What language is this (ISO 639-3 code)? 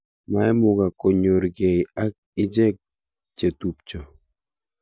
kln